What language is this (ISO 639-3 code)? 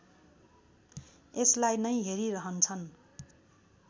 nep